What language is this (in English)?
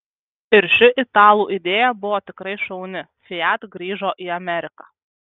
Lithuanian